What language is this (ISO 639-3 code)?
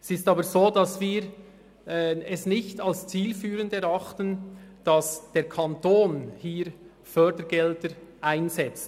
gsw